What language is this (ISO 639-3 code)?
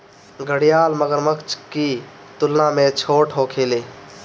bho